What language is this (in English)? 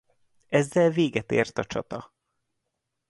Hungarian